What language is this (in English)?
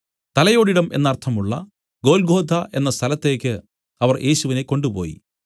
Malayalam